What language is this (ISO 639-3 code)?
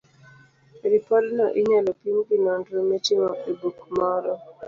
luo